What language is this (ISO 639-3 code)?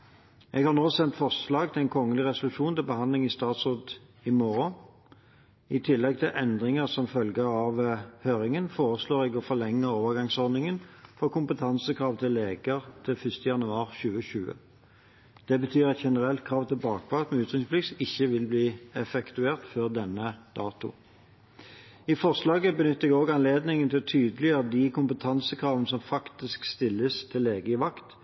nob